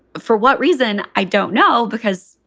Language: English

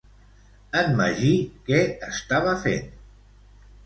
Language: Catalan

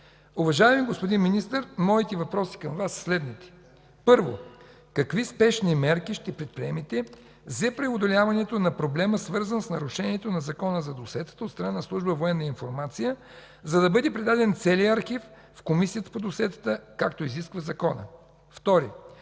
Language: Bulgarian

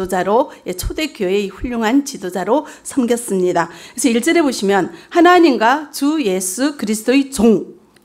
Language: Korean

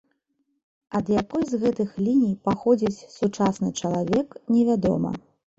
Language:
Belarusian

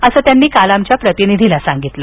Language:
Marathi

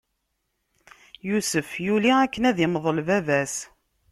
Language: Kabyle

